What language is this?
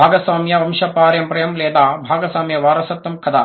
Telugu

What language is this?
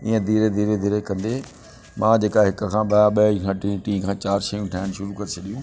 Sindhi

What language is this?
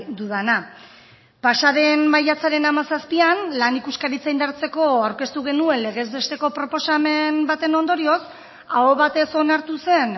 Basque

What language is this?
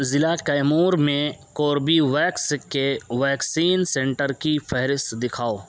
Urdu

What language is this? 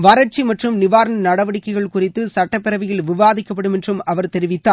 Tamil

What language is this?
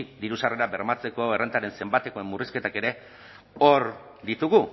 Basque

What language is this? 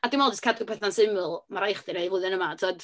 Welsh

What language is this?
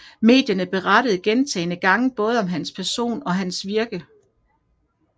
Danish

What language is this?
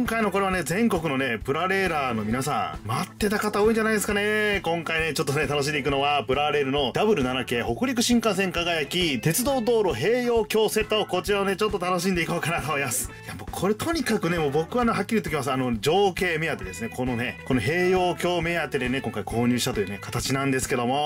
Japanese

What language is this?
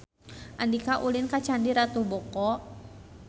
Sundanese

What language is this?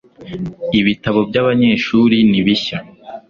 Kinyarwanda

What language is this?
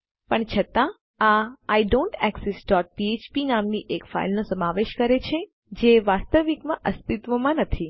Gujarati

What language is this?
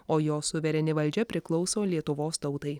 Lithuanian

